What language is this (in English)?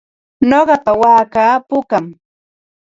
Ambo-Pasco Quechua